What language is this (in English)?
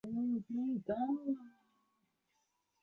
Chinese